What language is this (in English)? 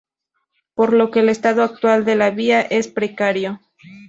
Spanish